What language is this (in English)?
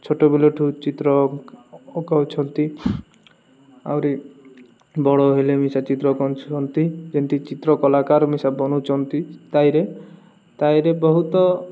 Odia